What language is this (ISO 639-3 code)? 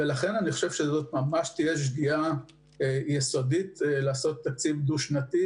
heb